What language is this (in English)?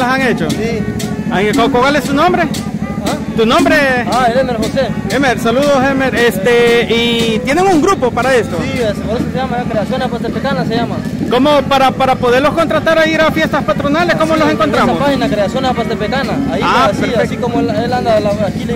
Spanish